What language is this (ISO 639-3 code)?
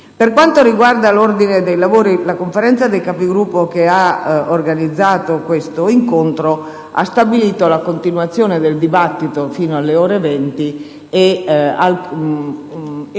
ita